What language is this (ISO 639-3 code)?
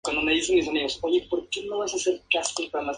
spa